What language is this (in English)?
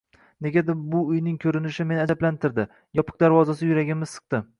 Uzbek